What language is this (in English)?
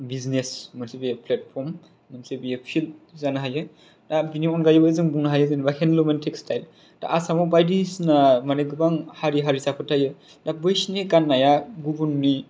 Bodo